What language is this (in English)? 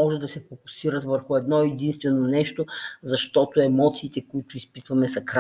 Bulgarian